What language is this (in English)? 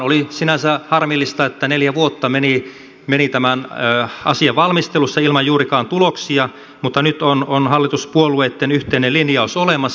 Finnish